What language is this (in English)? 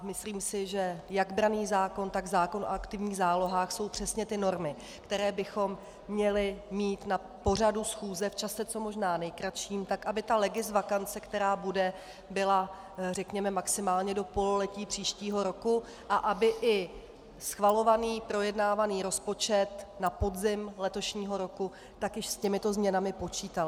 Czech